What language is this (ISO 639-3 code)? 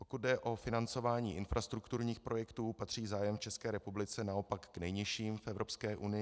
ces